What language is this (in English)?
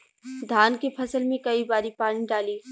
Bhojpuri